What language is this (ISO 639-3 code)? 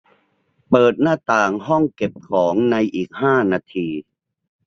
tha